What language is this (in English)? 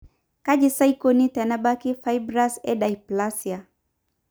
Masai